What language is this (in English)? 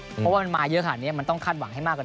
Thai